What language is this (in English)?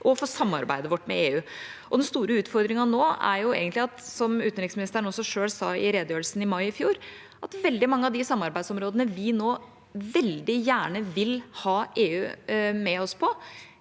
Norwegian